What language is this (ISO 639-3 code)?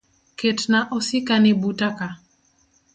luo